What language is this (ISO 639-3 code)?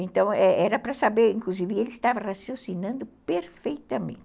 por